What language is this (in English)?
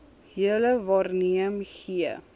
Afrikaans